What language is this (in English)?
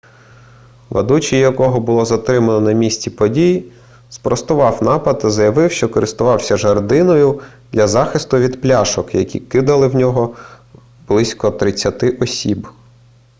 Ukrainian